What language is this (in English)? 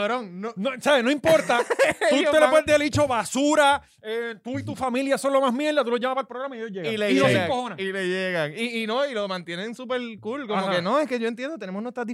Spanish